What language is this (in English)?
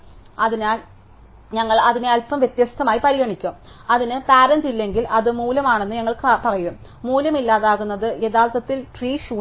Malayalam